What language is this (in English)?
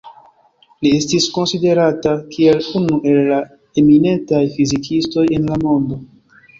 Esperanto